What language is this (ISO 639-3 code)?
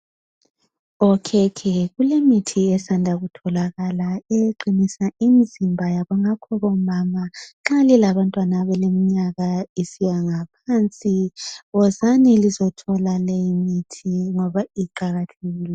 nde